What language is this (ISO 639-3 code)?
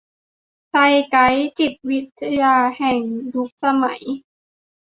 tha